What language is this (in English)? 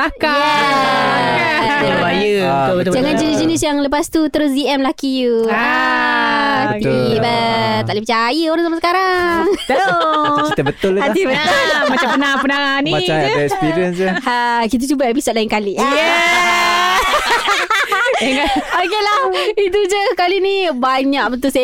Malay